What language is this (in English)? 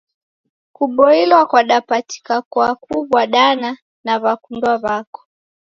Taita